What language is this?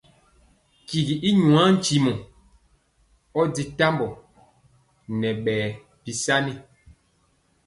Mpiemo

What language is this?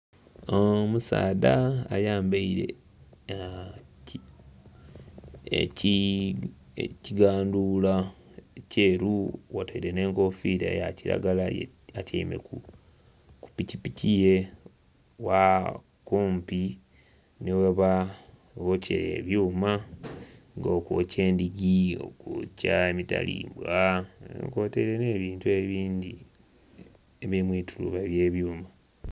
Soga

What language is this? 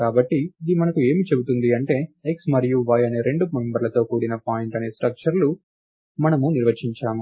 Telugu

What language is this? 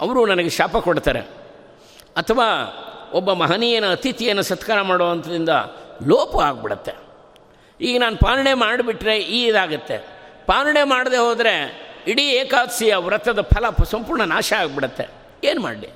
Kannada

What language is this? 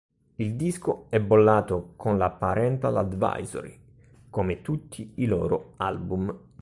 Italian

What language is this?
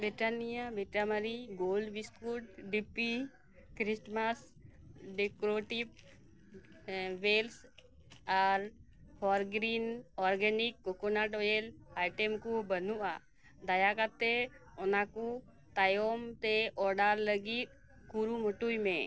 Santali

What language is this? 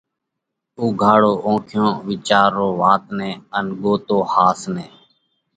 Parkari Koli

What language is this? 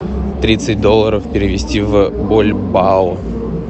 Russian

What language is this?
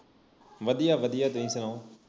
Punjabi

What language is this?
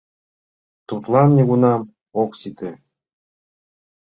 Mari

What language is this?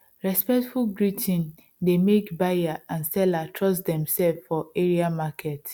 Nigerian Pidgin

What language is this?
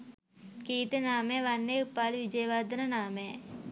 Sinhala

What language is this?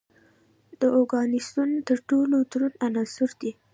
Pashto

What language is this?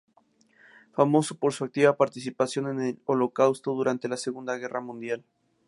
Spanish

